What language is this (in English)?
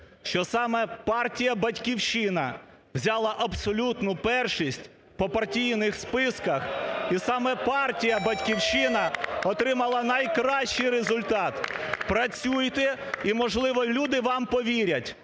Ukrainian